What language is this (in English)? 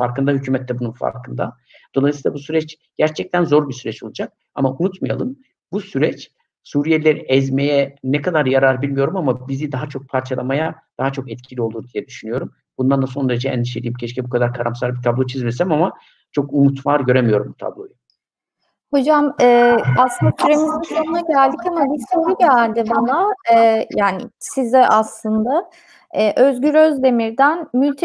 Turkish